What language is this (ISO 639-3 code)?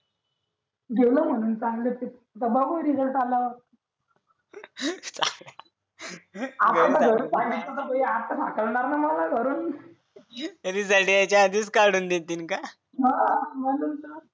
mar